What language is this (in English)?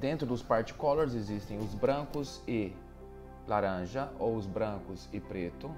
Portuguese